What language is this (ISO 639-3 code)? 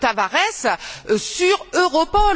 fra